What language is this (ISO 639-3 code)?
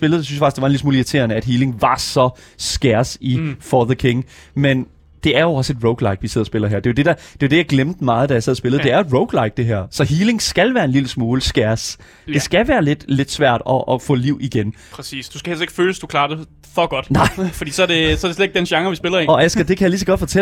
dan